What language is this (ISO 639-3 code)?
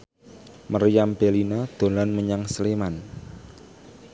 jav